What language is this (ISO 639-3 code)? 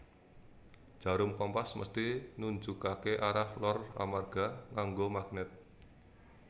jav